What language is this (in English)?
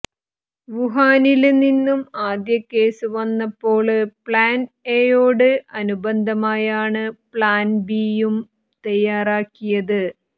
Malayalam